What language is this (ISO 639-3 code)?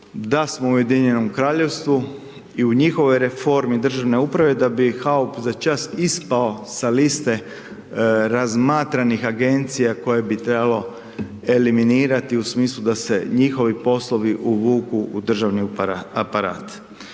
hrv